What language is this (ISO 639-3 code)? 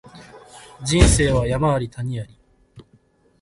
jpn